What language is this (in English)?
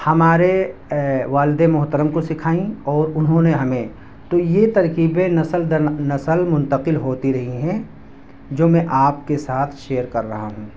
Urdu